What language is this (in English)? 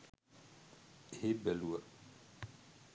Sinhala